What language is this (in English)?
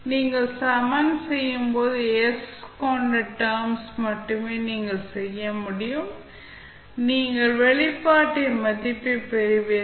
Tamil